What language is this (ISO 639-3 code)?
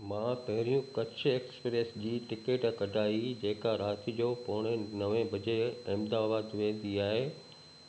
snd